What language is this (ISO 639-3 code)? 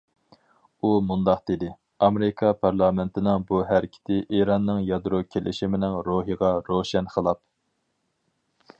uig